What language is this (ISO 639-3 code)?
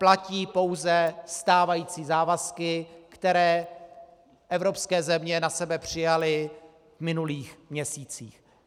ces